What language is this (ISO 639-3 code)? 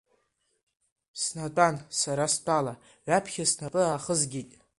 abk